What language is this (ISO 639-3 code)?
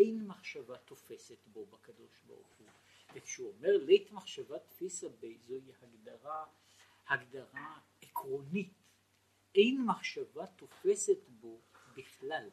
heb